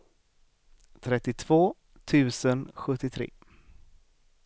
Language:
Swedish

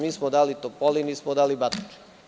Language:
Serbian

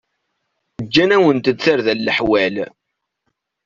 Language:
Kabyle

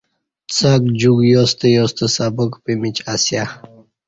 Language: Kati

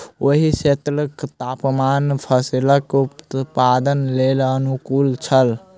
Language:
Maithili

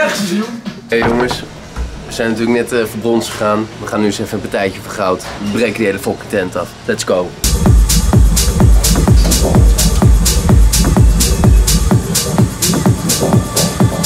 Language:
Dutch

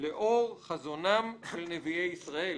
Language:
Hebrew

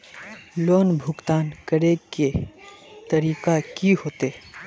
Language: Magahi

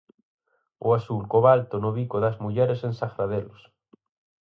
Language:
Galician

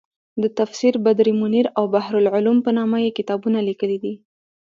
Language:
Pashto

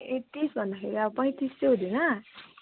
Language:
Nepali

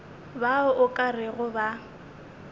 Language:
Northern Sotho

